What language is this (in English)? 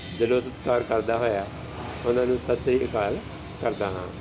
Punjabi